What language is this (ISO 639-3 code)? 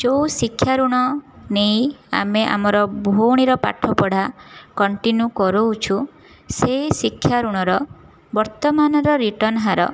ori